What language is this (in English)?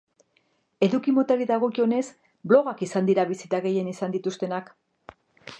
Basque